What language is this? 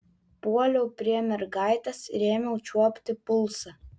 Lithuanian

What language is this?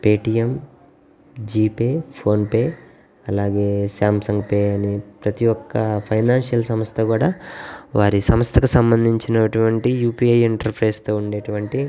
Telugu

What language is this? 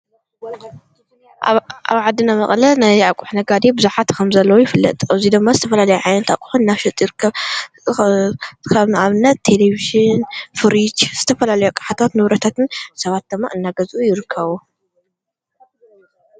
Tigrinya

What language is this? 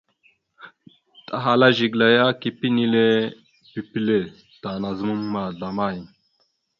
Mada (Cameroon)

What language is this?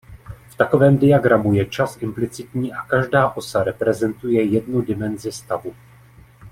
Czech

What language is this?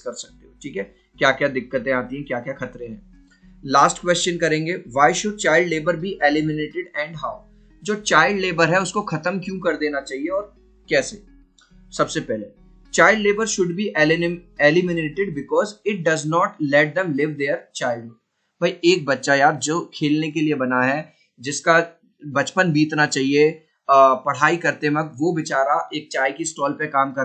Hindi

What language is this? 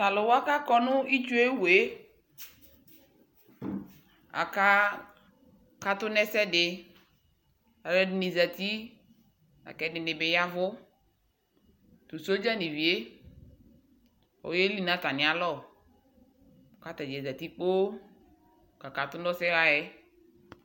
Ikposo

